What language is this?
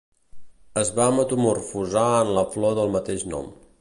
Catalan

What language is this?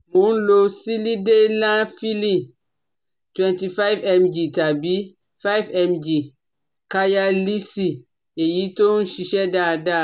Yoruba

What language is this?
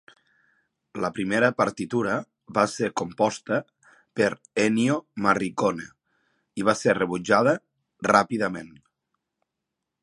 Catalan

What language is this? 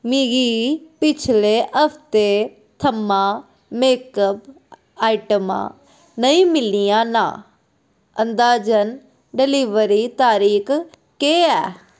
Dogri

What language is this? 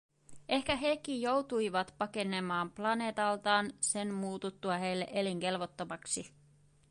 Finnish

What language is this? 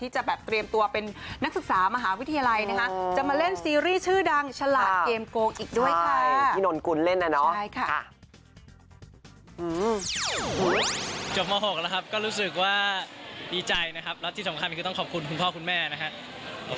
Thai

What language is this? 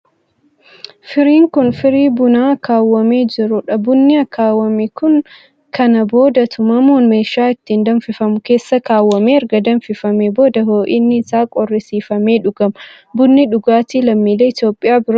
Oromo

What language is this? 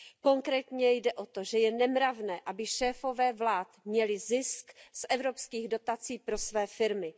Czech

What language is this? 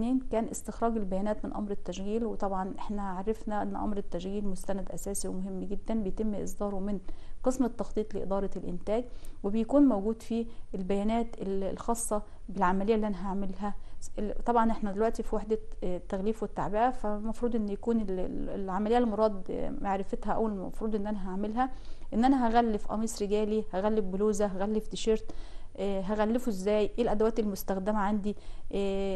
Arabic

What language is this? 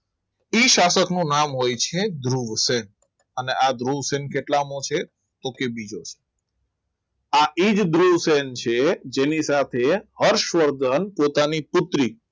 Gujarati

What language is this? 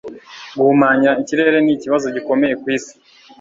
Kinyarwanda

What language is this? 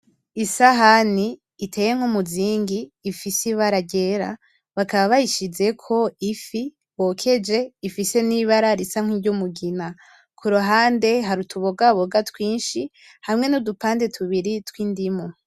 Rundi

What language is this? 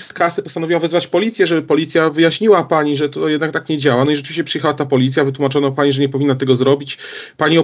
Polish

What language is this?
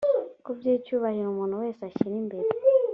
Kinyarwanda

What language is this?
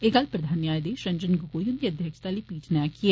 Dogri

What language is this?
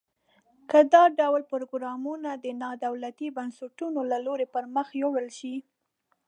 Pashto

